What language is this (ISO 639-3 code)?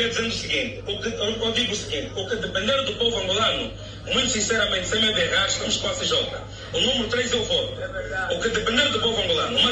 por